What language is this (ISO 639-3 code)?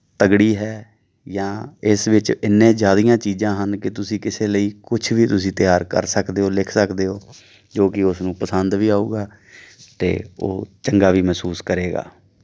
pan